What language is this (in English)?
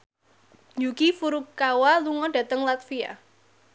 Javanese